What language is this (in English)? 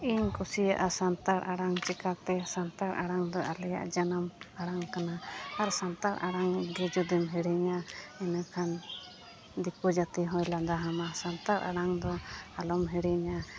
Santali